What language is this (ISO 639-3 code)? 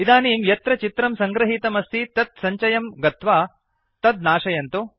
san